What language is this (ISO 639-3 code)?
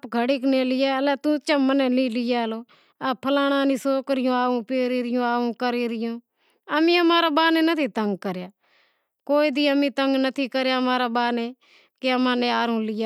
kxp